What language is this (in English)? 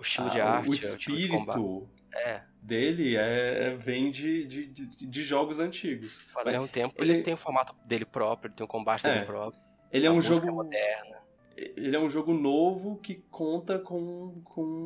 Portuguese